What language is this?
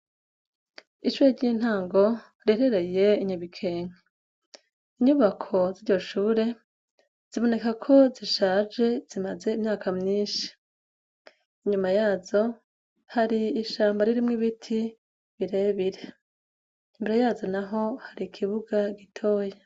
Rundi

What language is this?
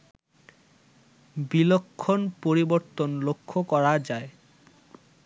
Bangla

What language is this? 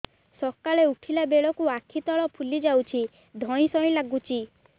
Odia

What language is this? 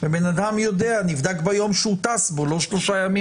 Hebrew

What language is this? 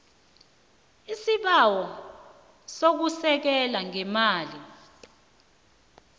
South Ndebele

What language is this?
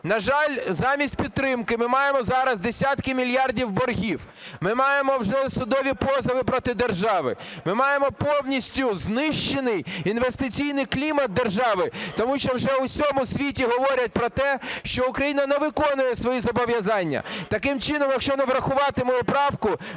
Ukrainian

